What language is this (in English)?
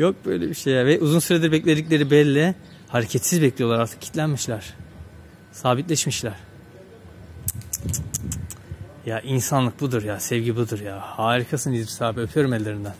Turkish